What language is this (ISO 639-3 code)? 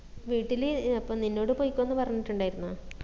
mal